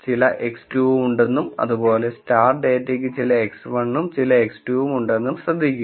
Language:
Malayalam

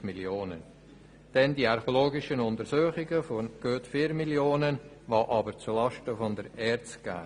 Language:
Swiss German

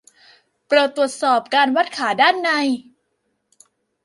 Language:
Thai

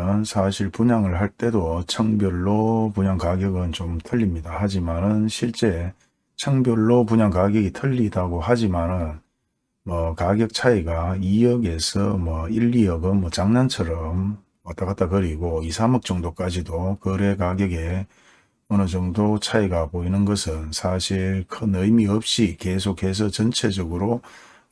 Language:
Korean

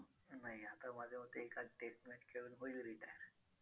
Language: Marathi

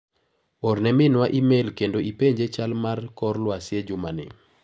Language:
Luo (Kenya and Tanzania)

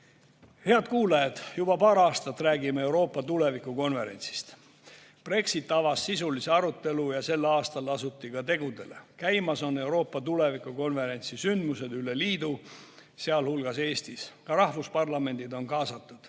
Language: Estonian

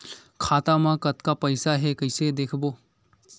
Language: Chhattisgarhi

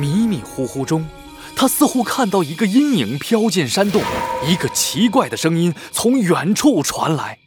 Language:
Chinese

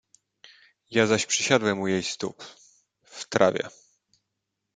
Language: Polish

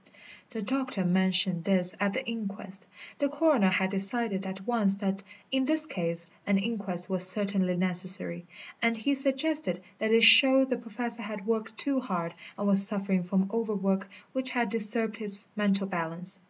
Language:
English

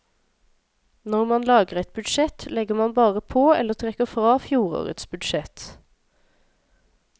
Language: Norwegian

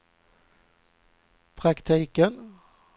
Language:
Swedish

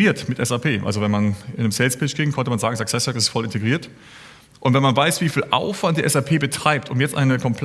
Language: German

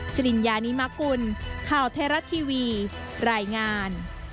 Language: Thai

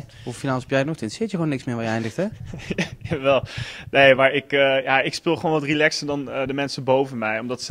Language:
Dutch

